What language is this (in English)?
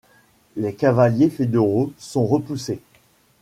French